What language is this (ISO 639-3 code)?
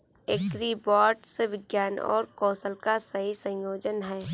hin